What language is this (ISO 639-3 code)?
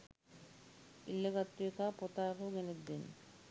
sin